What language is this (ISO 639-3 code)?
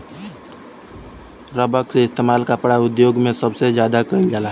bho